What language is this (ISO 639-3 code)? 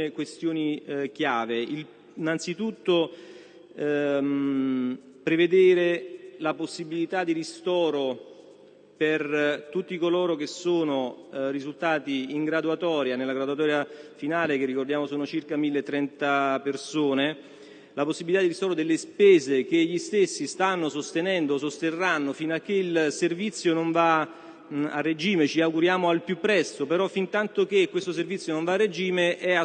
ita